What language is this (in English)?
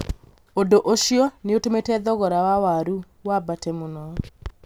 Kikuyu